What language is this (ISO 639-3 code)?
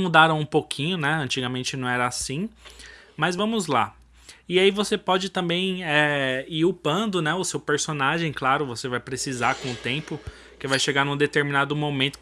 por